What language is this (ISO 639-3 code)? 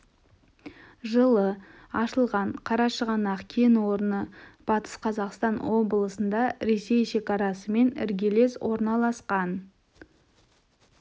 kaz